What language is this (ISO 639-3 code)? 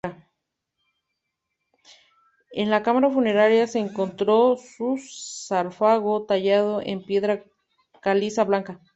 spa